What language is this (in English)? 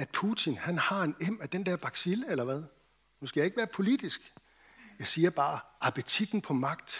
Danish